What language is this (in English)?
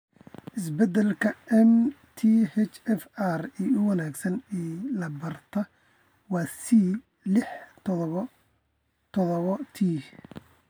Somali